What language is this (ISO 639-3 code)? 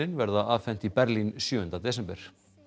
isl